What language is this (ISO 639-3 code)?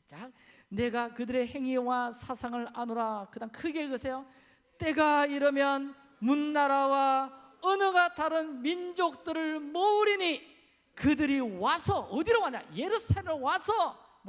kor